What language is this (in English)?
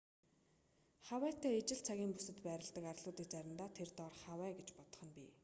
Mongolian